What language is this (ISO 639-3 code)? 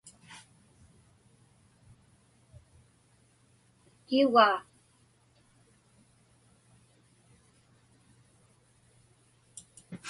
ipk